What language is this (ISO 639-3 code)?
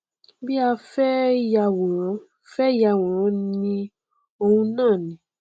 yor